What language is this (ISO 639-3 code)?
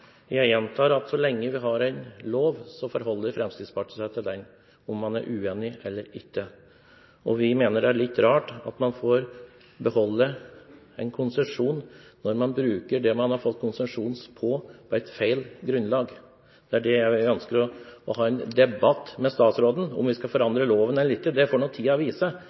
nob